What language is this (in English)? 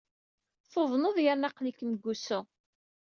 Kabyle